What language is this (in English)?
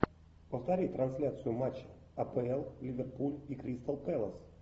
Russian